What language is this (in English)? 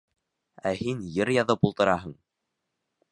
Bashkir